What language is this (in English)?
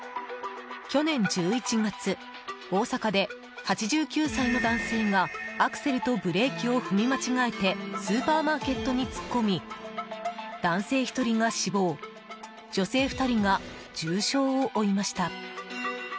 Japanese